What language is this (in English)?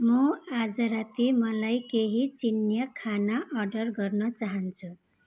Nepali